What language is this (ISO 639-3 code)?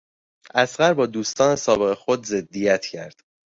fas